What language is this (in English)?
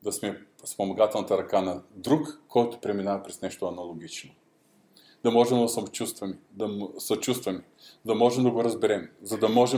Bulgarian